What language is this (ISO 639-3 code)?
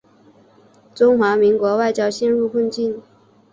zho